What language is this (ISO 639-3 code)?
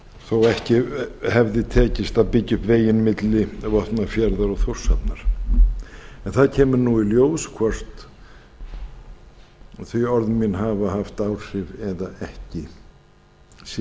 isl